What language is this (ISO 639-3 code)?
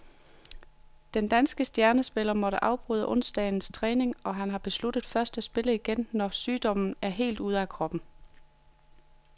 dan